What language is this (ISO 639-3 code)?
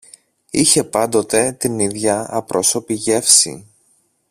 ell